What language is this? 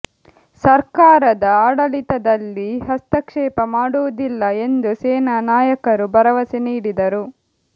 Kannada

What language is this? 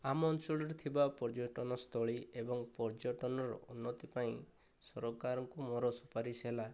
Odia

